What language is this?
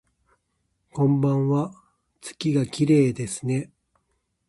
Japanese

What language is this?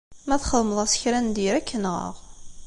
Kabyle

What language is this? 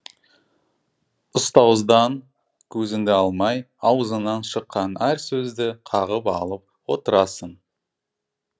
Kazakh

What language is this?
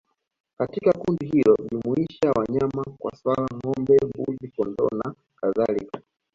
Swahili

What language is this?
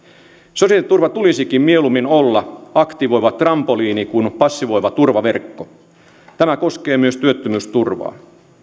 Finnish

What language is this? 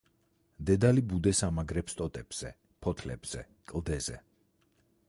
Georgian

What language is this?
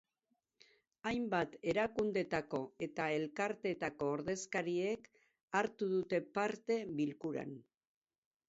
Basque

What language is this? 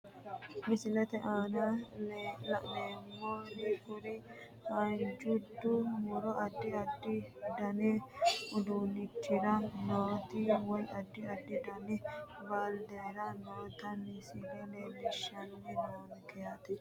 Sidamo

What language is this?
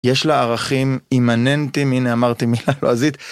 Hebrew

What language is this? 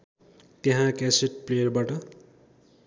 Nepali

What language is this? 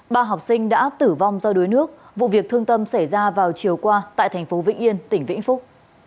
Vietnamese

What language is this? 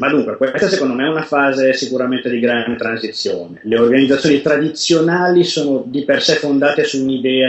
Italian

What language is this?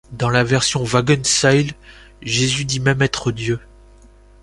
French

